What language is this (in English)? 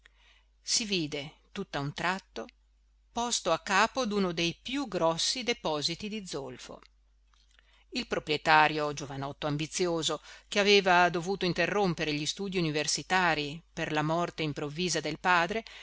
Italian